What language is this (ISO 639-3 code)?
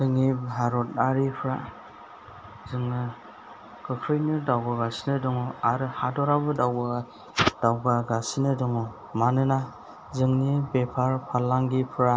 brx